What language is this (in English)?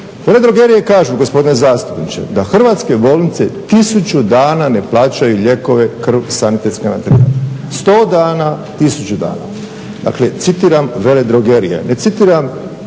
Croatian